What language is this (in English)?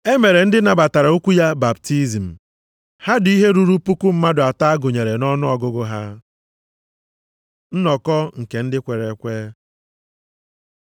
Igbo